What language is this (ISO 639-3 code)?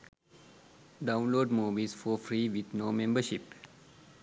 sin